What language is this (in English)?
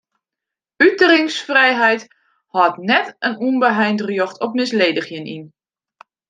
Western Frisian